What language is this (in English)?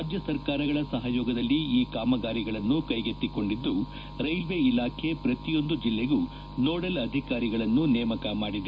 Kannada